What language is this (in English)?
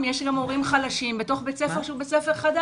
Hebrew